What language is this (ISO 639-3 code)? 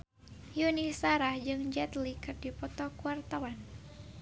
sun